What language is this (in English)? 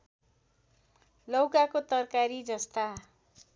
Nepali